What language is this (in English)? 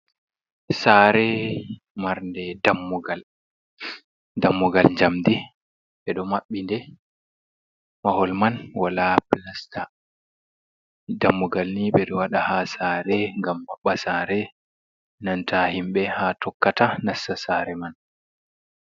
Fula